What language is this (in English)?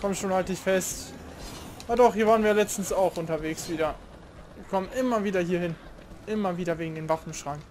German